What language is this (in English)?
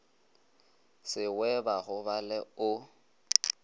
Northern Sotho